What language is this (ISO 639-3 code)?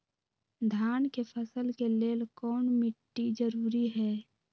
mag